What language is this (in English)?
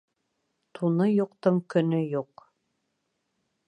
Bashkir